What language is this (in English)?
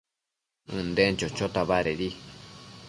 Matsés